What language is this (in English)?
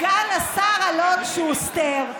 Hebrew